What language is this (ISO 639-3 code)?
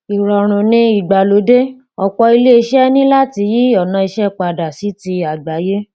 yor